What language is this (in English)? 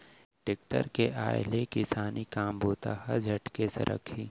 Chhattisgarhi